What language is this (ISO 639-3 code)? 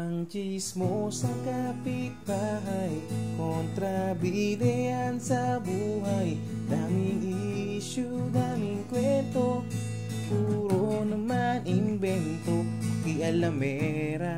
ind